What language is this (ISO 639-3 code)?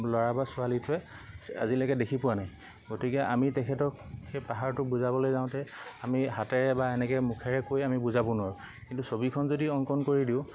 asm